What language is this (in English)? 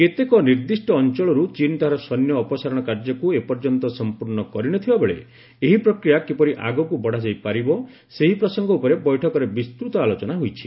Odia